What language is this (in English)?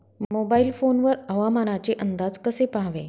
Marathi